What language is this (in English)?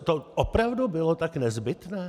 Czech